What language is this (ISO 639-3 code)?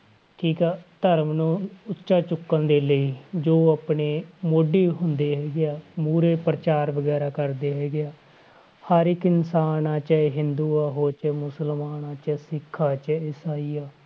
pan